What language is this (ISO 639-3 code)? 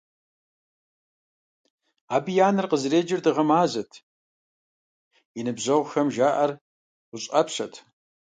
kbd